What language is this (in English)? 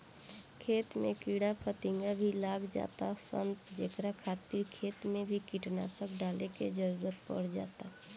Bhojpuri